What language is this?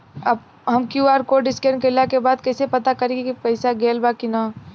Bhojpuri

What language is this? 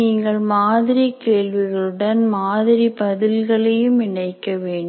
Tamil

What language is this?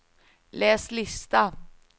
Swedish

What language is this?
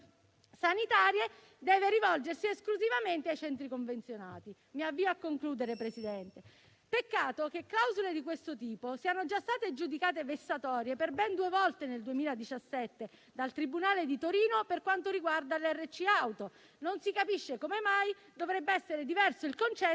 Italian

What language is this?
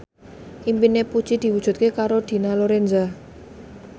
Javanese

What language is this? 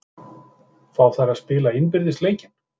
Icelandic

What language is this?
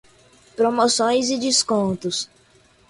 Portuguese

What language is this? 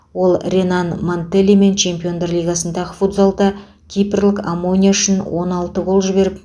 Kazakh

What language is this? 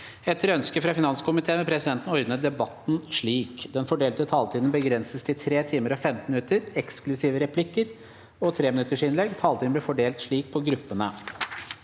Norwegian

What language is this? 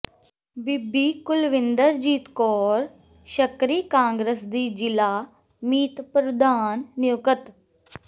Punjabi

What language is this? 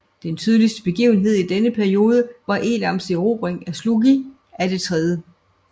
Danish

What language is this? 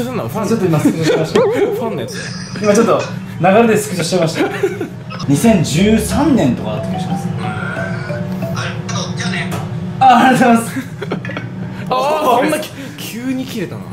Japanese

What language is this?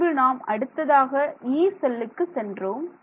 Tamil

